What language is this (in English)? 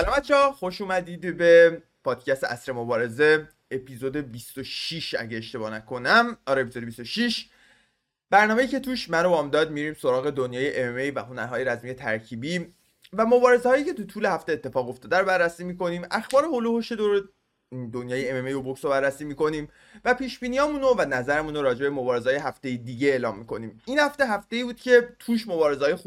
Persian